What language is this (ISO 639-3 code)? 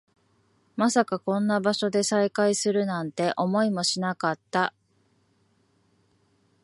jpn